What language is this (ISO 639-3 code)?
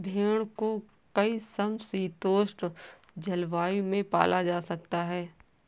hin